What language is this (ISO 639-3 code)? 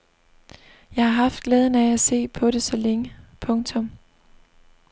dan